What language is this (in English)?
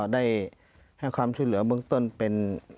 Thai